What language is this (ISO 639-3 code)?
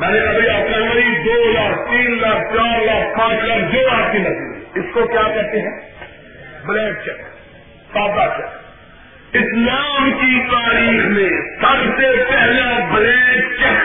urd